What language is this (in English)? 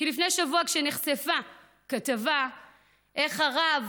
Hebrew